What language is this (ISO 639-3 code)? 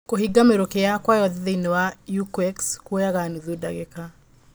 kik